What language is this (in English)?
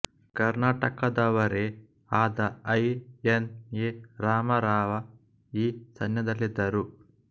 Kannada